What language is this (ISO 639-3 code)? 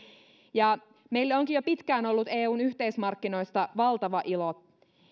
fin